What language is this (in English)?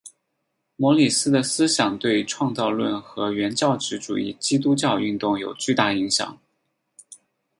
Chinese